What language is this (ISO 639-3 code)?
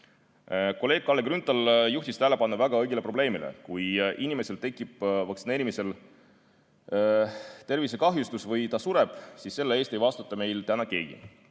est